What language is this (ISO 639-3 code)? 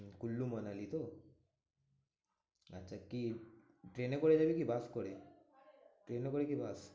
ben